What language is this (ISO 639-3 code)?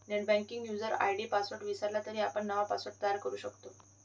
mar